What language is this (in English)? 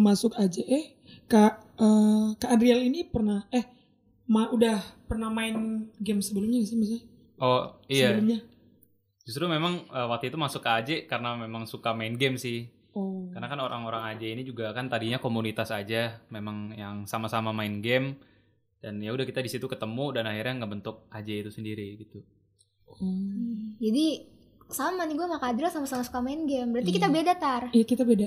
Indonesian